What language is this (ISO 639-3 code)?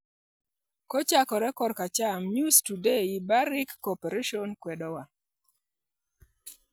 luo